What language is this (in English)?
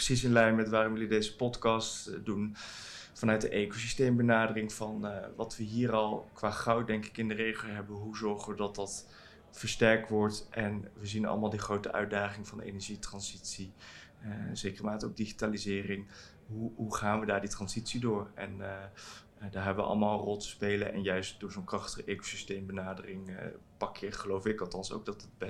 Dutch